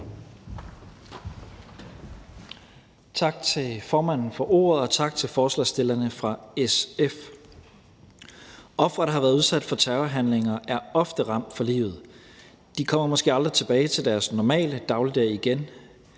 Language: Danish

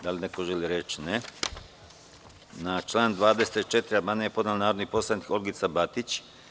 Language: Serbian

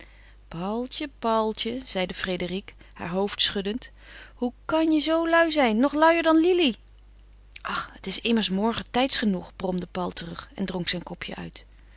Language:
Dutch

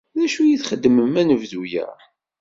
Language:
Kabyle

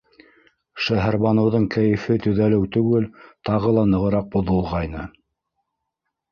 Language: Bashkir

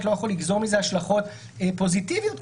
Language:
Hebrew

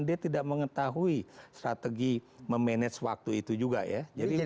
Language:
Indonesian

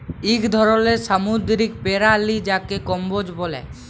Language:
Bangla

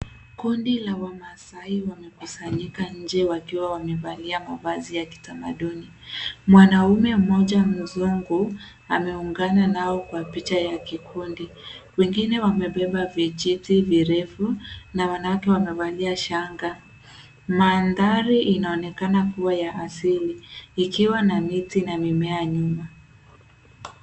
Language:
Swahili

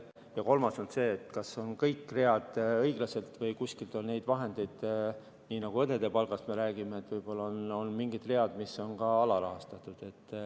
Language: Estonian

